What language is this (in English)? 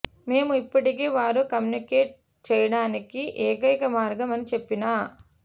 Telugu